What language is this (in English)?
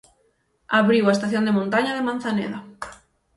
Galician